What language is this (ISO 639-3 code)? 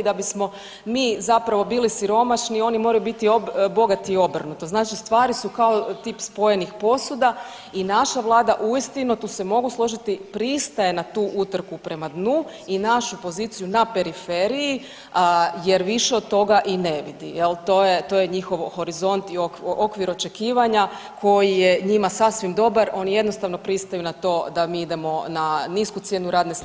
hrv